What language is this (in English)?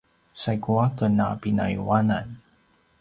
Paiwan